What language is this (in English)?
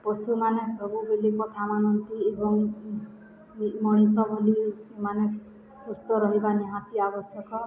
Odia